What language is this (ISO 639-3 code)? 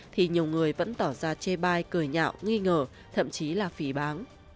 vie